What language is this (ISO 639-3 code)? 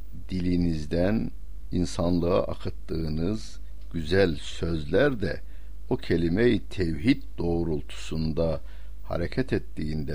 tur